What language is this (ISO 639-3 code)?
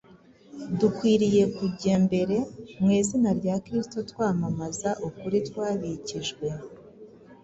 kin